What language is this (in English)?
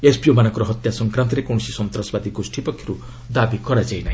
Odia